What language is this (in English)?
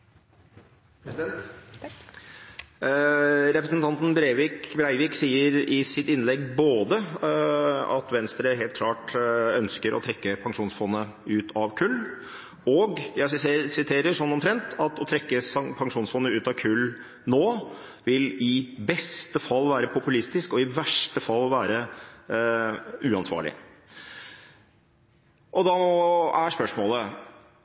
Norwegian